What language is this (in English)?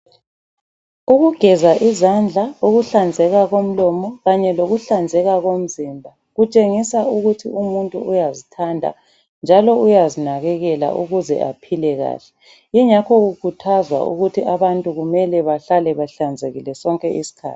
North Ndebele